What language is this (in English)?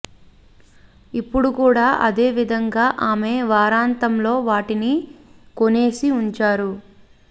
Telugu